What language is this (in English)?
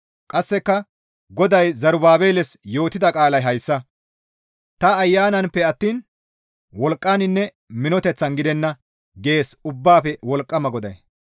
Gamo